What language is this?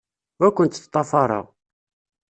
Kabyle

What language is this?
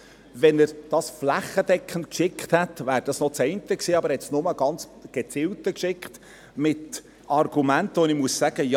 Swiss German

